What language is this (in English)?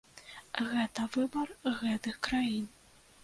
Belarusian